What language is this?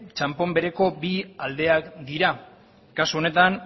Basque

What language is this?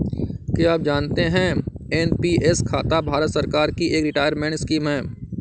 Hindi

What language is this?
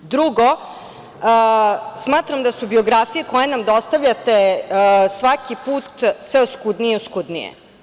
Serbian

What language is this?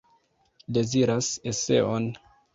Esperanto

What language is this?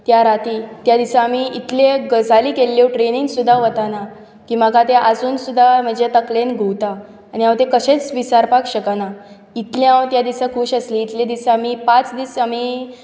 Konkani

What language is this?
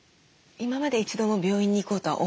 Japanese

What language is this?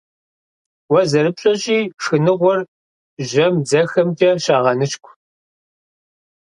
Kabardian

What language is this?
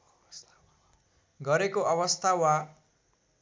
Nepali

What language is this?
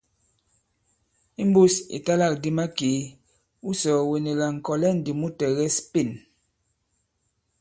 Bankon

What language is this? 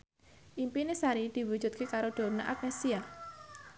Javanese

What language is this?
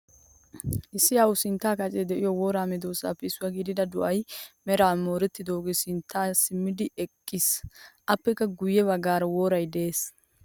Wolaytta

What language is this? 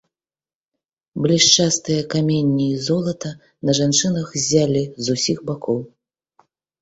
Belarusian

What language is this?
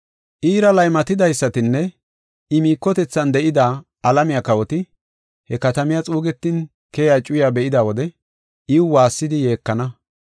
Gofa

